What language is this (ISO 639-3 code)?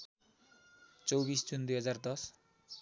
nep